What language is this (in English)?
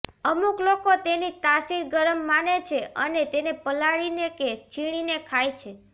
Gujarati